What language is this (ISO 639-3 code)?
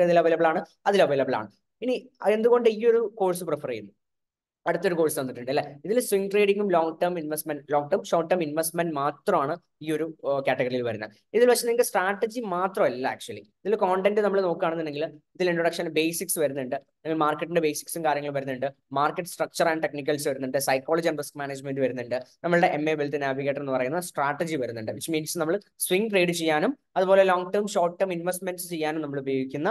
mal